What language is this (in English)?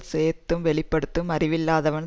Tamil